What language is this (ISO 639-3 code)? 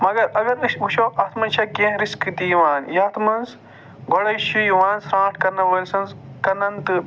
kas